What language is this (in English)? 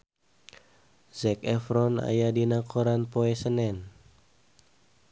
Sundanese